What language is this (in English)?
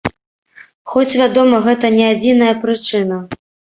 Belarusian